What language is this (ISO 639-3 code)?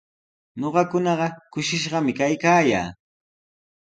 qws